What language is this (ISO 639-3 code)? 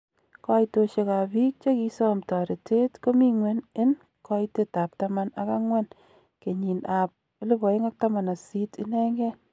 kln